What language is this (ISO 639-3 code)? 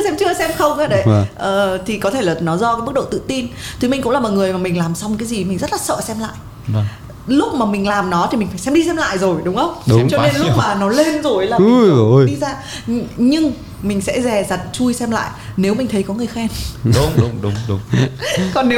vie